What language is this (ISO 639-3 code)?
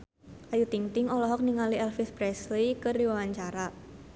sun